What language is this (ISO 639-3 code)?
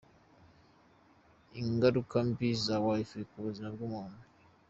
kin